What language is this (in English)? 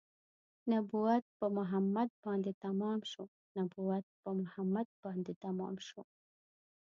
Pashto